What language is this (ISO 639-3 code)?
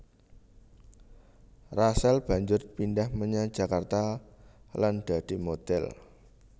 jav